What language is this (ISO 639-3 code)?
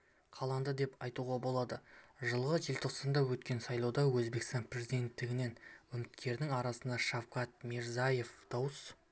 kaz